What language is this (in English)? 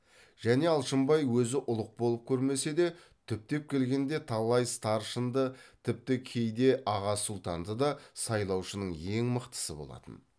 Kazakh